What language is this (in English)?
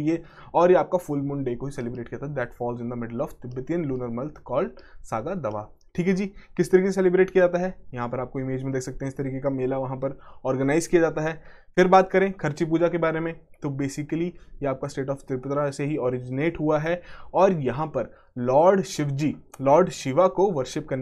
Hindi